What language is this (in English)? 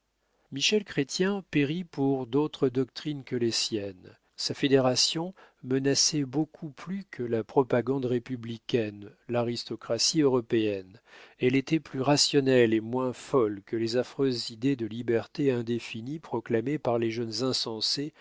French